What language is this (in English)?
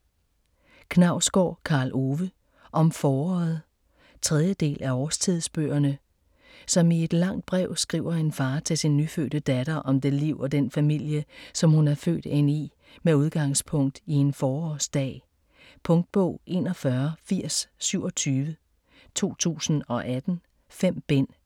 Danish